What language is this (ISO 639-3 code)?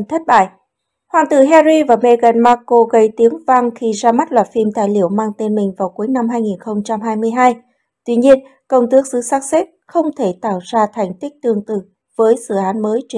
vie